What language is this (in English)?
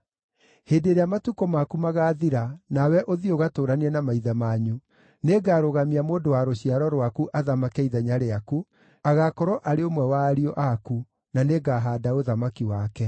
Kikuyu